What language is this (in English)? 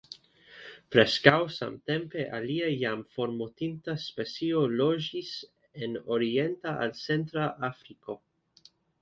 Esperanto